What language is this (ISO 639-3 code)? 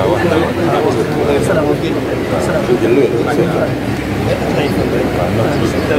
ara